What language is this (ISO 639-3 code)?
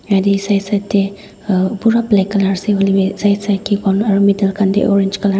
nag